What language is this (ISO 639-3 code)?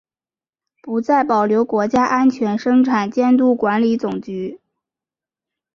zho